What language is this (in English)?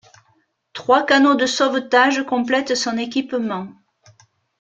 French